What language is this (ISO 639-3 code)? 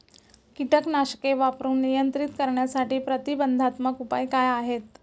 mar